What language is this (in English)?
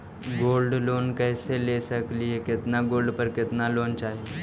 Magahi